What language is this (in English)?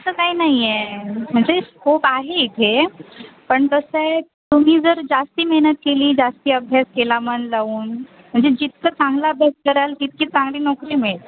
Marathi